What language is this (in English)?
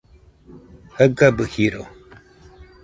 Nüpode Huitoto